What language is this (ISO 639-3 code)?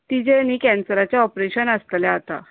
kok